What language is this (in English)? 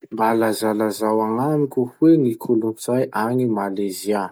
Masikoro Malagasy